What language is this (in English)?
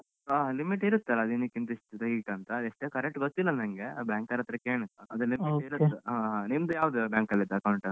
Kannada